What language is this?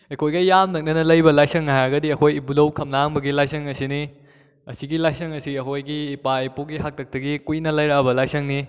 Manipuri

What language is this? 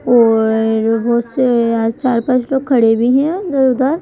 Hindi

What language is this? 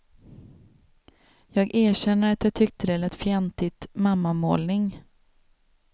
Swedish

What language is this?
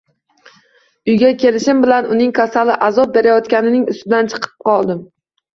Uzbek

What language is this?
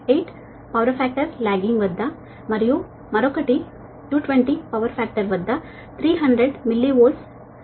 Telugu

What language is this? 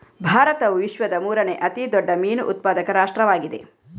Kannada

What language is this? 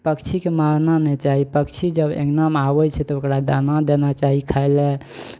Maithili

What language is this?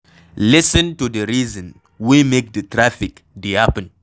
Nigerian Pidgin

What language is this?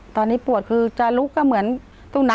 Thai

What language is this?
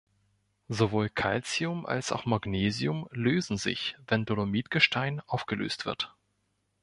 German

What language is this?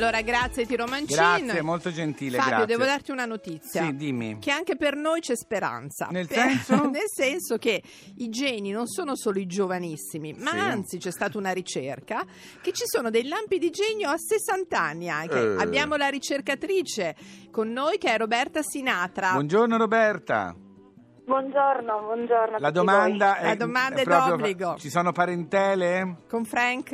Italian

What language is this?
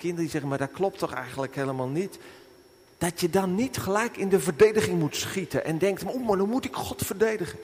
Dutch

